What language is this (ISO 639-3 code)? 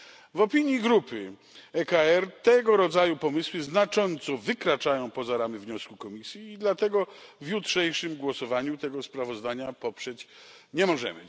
pol